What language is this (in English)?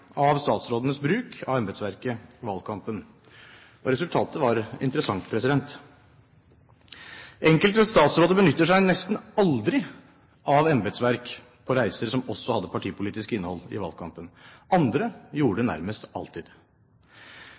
Norwegian Bokmål